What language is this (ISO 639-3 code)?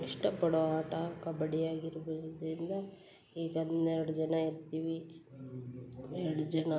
kan